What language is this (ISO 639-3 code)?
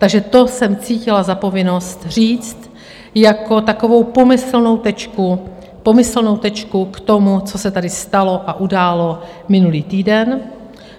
ces